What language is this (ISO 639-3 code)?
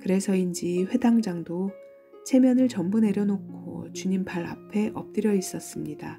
kor